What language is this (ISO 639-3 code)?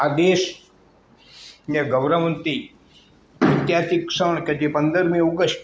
guj